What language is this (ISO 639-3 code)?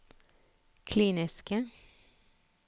nor